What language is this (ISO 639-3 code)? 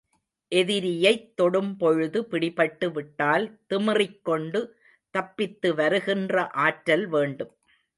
tam